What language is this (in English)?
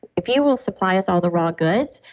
English